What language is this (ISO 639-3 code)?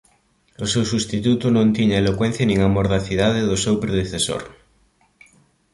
glg